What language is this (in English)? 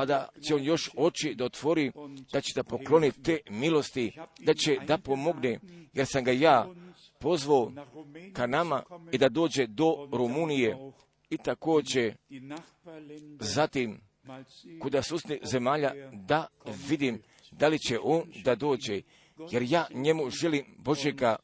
Croatian